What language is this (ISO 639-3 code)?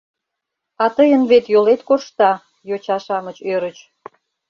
chm